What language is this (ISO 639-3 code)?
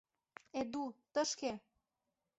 chm